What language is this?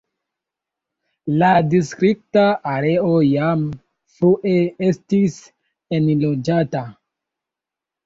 Esperanto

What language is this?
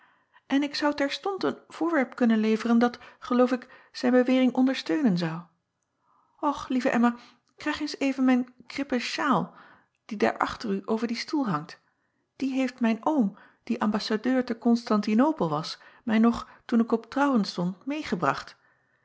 Dutch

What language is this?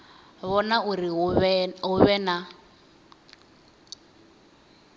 Venda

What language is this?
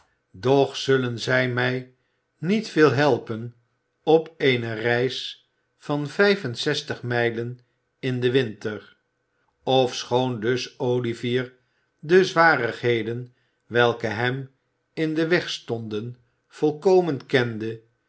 Dutch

